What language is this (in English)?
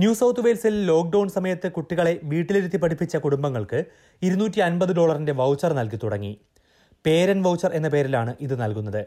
Malayalam